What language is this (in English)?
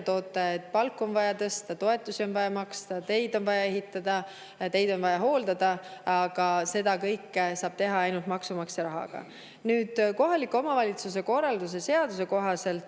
Estonian